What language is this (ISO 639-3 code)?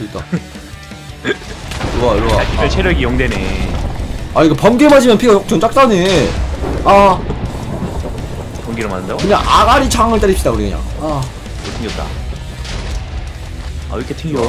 kor